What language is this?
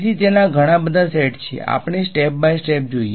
Gujarati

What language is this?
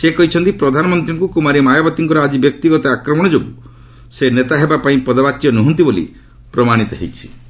Odia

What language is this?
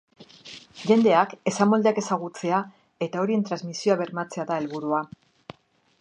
Basque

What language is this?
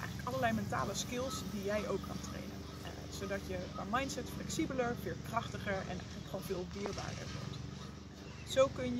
Dutch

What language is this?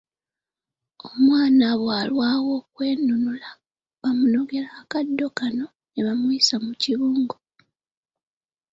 Ganda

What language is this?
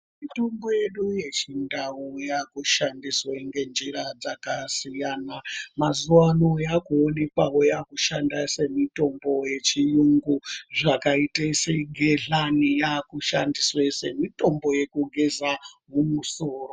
Ndau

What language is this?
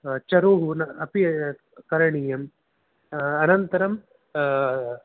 Sanskrit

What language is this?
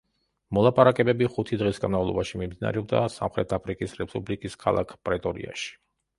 Georgian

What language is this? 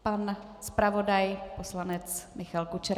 Czech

